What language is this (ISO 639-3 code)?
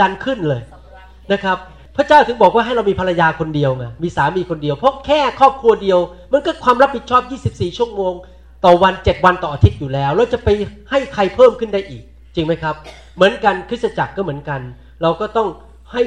tha